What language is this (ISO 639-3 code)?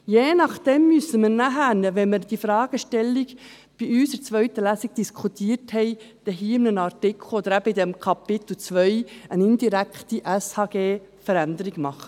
gsw